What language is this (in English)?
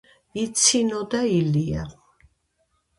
Georgian